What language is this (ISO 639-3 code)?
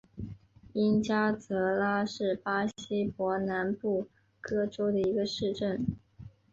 zho